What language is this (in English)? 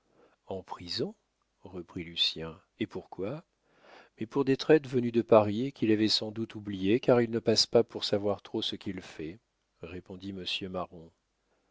French